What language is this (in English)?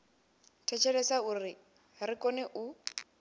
Venda